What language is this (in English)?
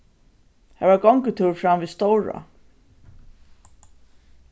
Faroese